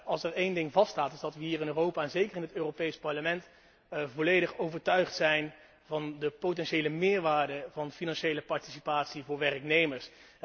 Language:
Dutch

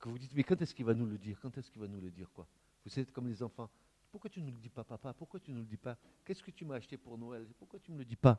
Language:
French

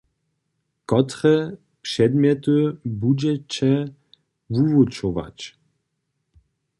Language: Upper Sorbian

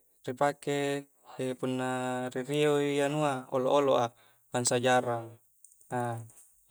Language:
Coastal Konjo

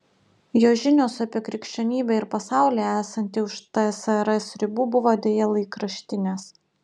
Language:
Lithuanian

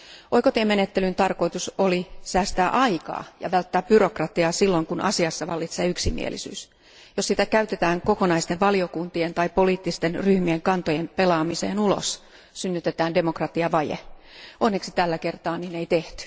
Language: Finnish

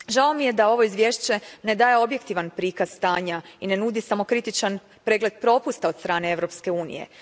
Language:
Croatian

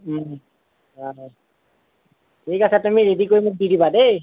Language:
Assamese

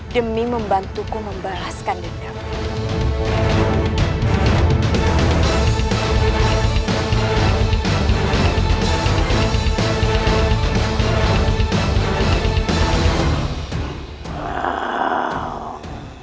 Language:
Indonesian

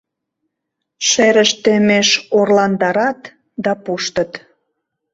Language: Mari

